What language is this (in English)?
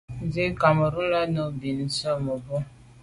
Medumba